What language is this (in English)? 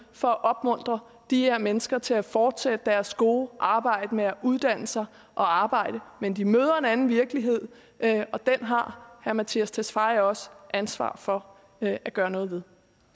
Danish